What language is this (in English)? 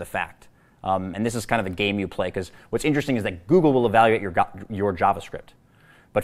English